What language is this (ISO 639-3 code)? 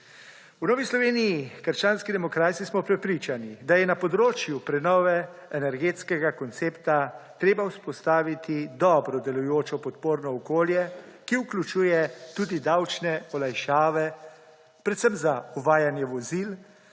slv